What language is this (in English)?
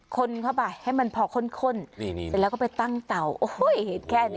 Thai